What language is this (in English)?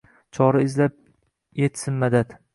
Uzbek